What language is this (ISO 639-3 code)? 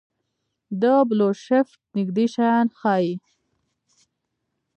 pus